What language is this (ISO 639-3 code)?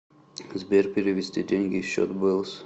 rus